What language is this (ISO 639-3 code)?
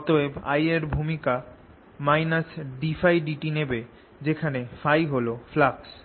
ben